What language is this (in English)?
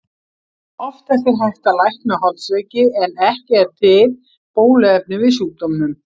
Icelandic